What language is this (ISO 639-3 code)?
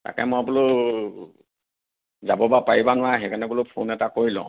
asm